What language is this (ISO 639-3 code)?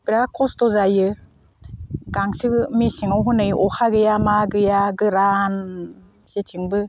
brx